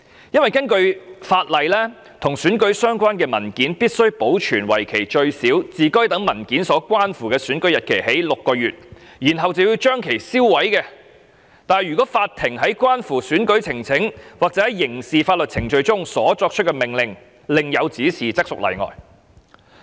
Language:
Cantonese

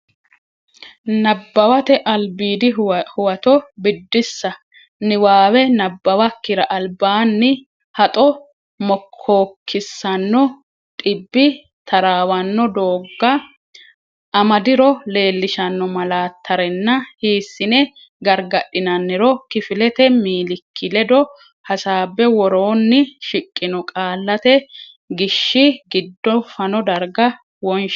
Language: Sidamo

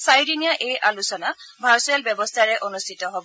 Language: Assamese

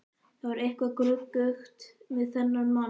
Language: Icelandic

